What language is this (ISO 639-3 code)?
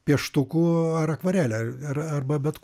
lit